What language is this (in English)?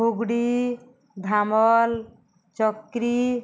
Odia